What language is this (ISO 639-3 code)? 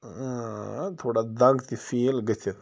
kas